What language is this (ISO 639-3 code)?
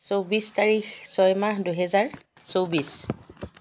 asm